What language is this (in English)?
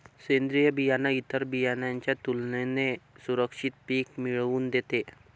Marathi